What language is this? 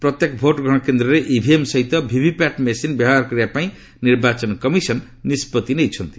Odia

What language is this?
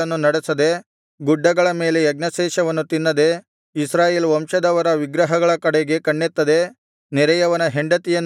Kannada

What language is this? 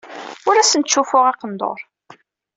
Kabyle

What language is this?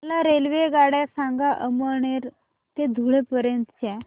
Marathi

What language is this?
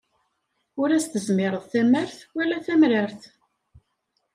Kabyle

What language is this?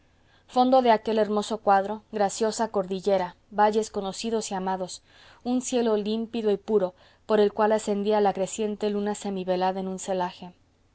Spanish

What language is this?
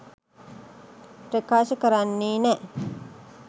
Sinhala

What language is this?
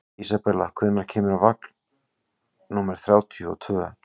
Icelandic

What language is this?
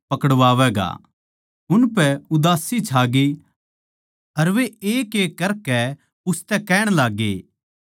Haryanvi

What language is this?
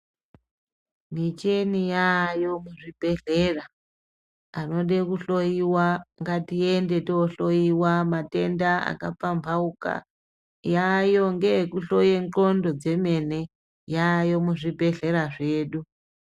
Ndau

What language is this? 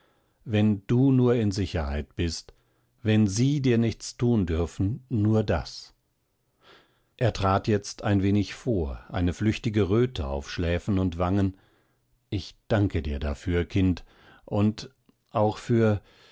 German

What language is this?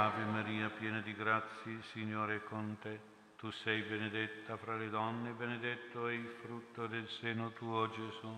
Italian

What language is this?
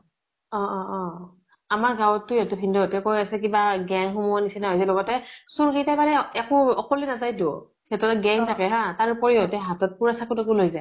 Assamese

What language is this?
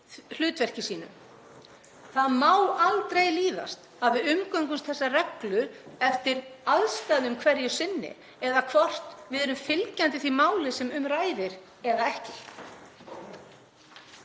Icelandic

